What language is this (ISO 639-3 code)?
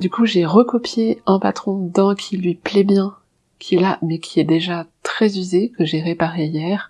fra